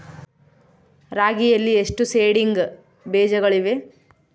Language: Kannada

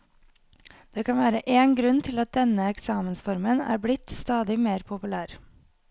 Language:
Norwegian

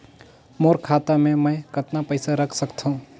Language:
Chhattisgarhi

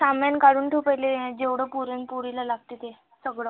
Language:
Marathi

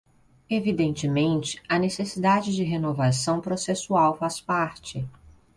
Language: Portuguese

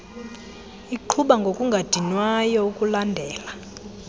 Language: Xhosa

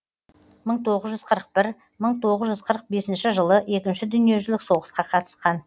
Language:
Kazakh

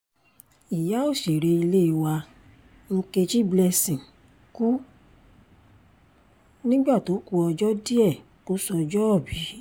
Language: Yoruba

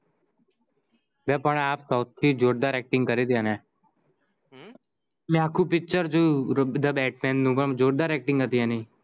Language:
Gujarati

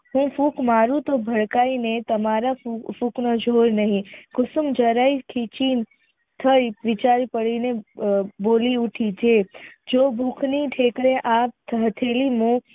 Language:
Gujarati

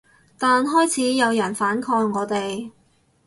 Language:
Cantonese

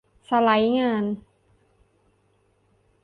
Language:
Thai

